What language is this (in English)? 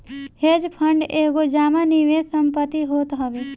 Bhojpuri